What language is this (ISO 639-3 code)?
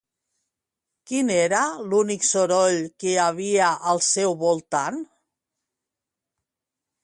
cat